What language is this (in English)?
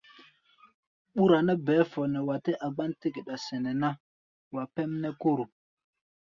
Gbaya